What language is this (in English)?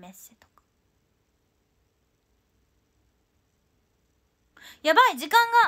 Japanese